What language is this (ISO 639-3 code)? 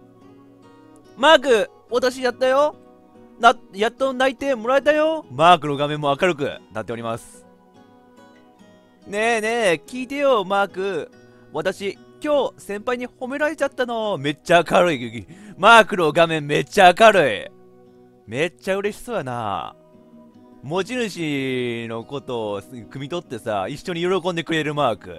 jpn